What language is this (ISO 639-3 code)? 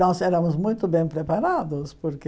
por